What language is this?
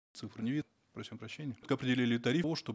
Kazakh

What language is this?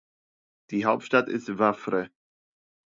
German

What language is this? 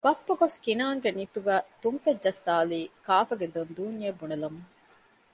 Divehi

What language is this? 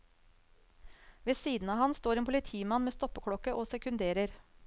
Norwegian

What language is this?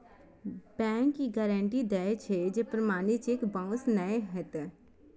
Maithili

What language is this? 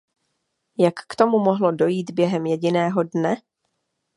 Czech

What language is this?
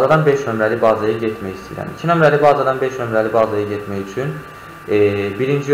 Turkish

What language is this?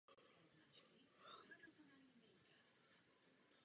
Czech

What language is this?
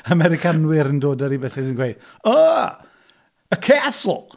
Welsh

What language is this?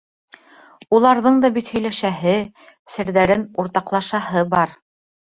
Bashkir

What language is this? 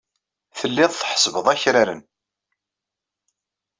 Kabyle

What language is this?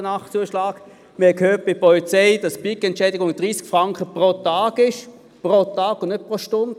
Swiss German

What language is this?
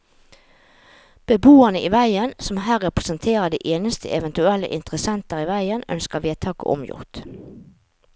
Norwegian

